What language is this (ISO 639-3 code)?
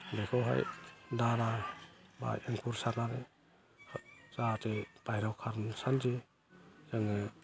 brx